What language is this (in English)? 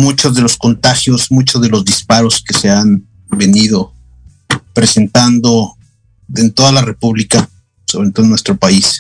Spanish